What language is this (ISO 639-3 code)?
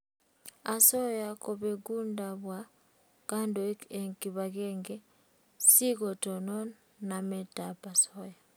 kln